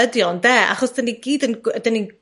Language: Welsh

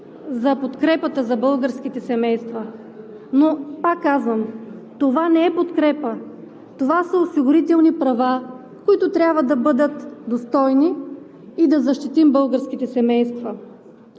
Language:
Bulgarian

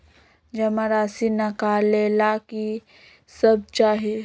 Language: Magahi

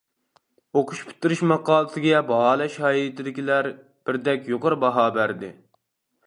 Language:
Uyghur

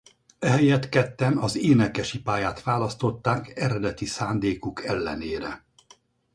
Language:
Hungarian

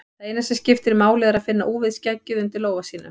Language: Icelandic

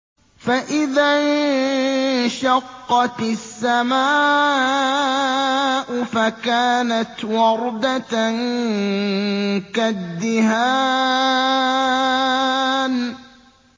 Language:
Arabic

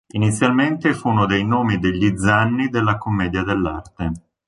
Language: Italian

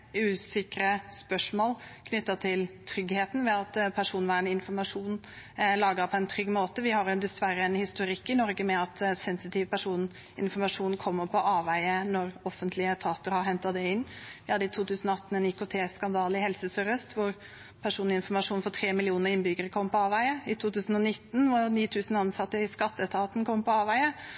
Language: Norwegian Bokmål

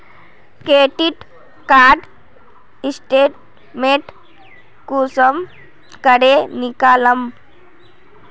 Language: Magahi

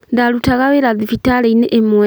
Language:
Kikuyu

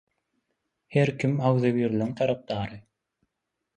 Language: Turkmen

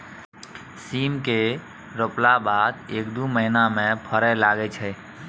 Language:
Maithili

